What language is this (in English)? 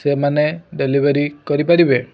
Odia